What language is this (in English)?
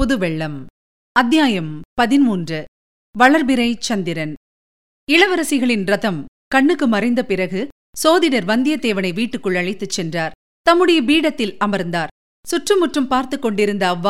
Tamil